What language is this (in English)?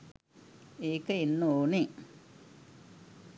Sinhala